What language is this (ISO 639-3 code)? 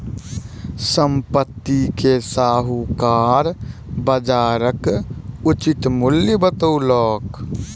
mai